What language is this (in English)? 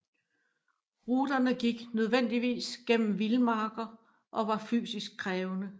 Danish